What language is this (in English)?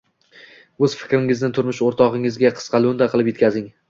Uzbek